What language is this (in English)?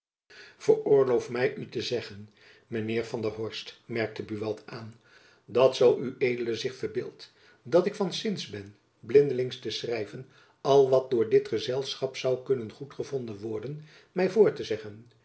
Dutch